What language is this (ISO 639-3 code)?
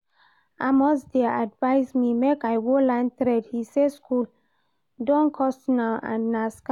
pcm